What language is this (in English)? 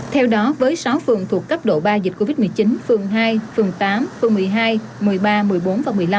Vietnamese